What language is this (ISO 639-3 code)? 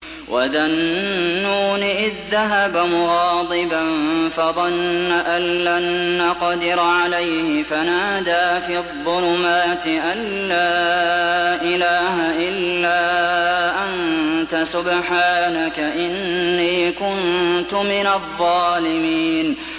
ara